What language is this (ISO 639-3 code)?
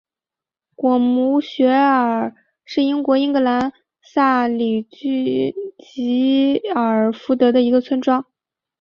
zho